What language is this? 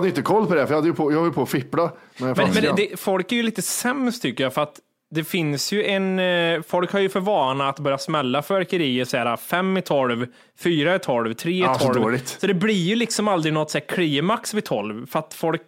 Swedish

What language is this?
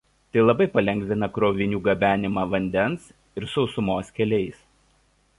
Lithuanian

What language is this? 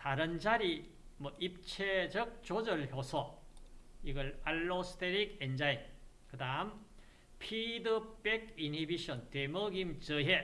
Korean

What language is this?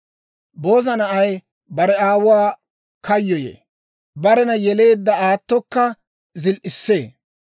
Dawro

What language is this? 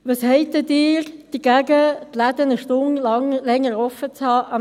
Swiss German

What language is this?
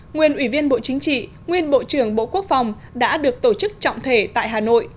Vietnamese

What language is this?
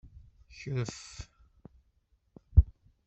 Kabyle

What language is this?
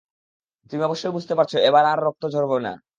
Bangla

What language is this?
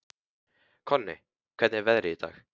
Icelandic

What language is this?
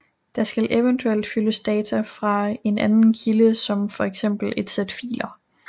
Danish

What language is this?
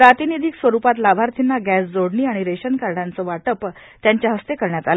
Marathi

